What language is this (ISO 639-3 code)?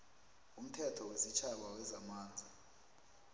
nbl